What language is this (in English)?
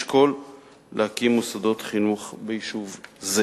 Hebrew